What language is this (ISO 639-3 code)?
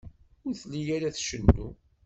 kab